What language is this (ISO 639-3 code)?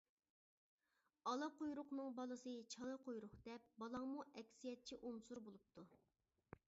uig